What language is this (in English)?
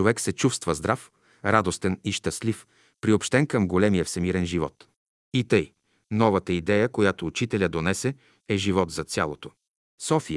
Bulgarian